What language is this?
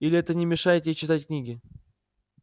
Russian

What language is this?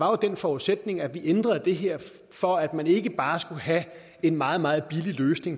Danish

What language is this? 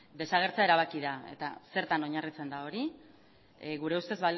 Basque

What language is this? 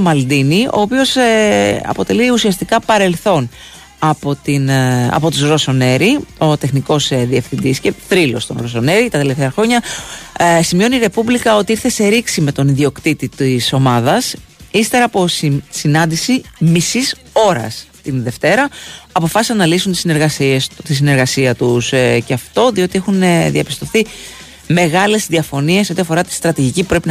Greek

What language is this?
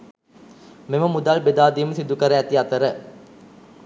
Sinhala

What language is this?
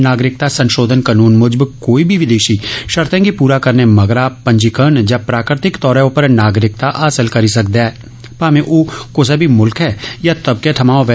Dogri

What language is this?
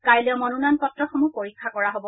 Assamese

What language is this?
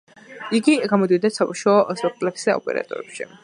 Georgian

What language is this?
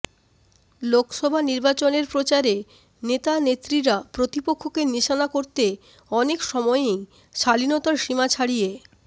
Bangla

